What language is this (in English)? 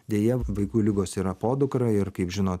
Lithuanian